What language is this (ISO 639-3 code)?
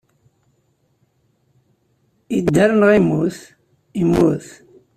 kab